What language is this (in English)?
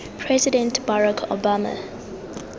Tswana